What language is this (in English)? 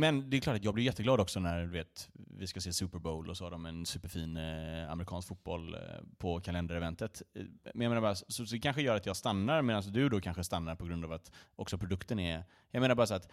Swedish